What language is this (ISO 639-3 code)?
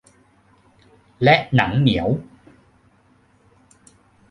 tha